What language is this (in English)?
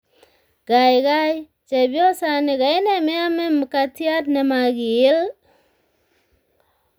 Kalenjin